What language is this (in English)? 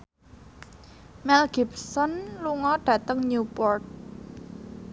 Javanese